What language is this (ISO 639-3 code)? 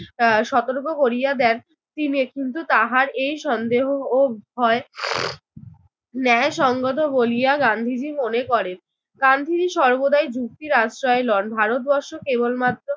ben